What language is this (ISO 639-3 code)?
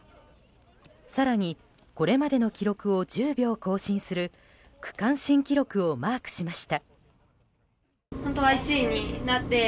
jpn